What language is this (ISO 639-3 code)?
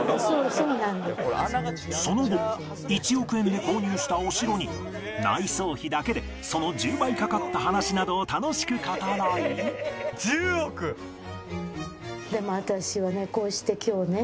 jpn